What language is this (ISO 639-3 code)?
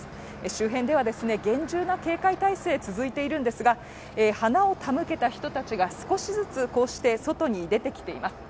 jpn